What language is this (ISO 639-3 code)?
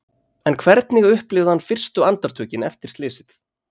isl